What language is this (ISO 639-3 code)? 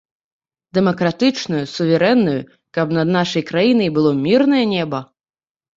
bel